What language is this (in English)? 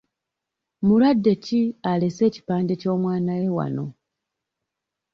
Ganda